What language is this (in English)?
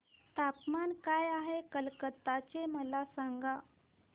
Marathi